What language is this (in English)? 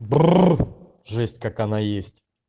Russian